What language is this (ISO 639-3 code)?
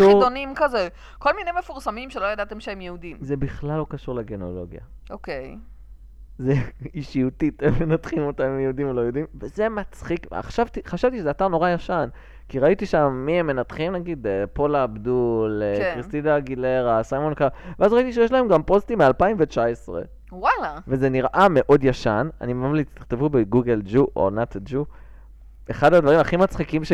heb